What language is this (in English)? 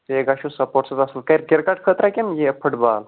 Kashmiri